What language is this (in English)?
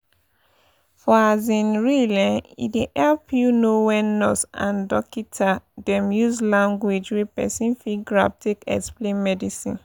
Nigerian Pidgin